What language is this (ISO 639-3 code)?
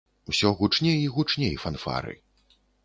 bel